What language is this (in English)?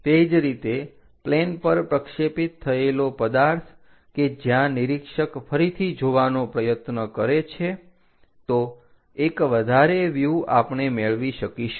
Gujarati